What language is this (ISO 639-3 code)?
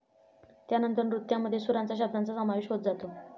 mar